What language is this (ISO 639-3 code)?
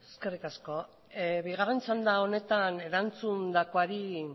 eus